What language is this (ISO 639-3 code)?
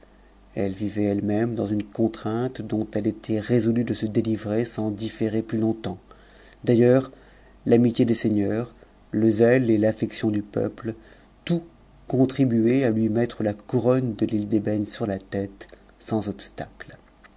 fra